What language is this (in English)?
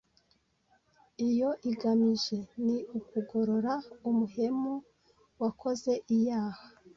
Kinyarwanda